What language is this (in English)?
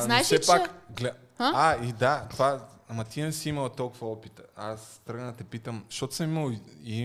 Bulgarian